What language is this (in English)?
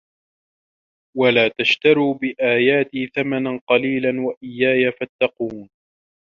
Arabic